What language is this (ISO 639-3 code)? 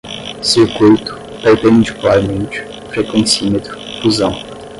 por